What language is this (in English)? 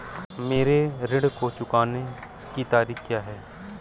Hindi